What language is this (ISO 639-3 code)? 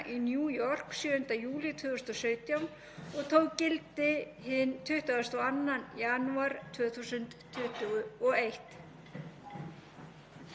isl